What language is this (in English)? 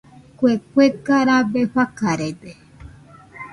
Nüpode Huitoto